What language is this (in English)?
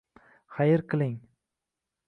Uzbek